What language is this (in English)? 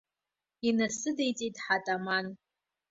Abkhazian